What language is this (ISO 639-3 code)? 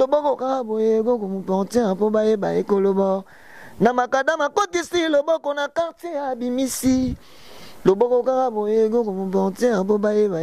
fra